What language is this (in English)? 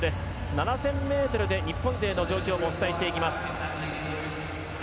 Japanese